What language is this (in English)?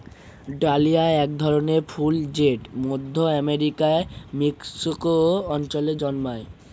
Bangla